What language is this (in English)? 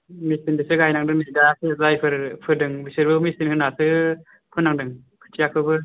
Bodo